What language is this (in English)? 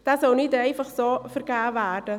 Swiss German